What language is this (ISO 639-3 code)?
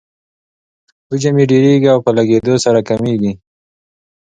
pus